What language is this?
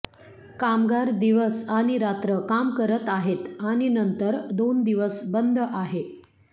Marathi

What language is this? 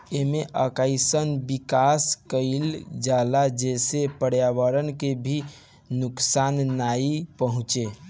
Bhojpuri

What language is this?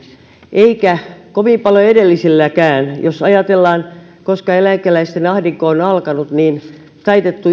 Finnish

